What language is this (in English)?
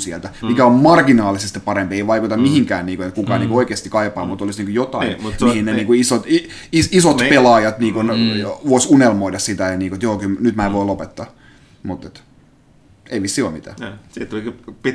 Finnish